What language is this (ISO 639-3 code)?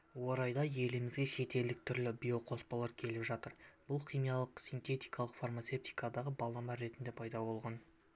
kaz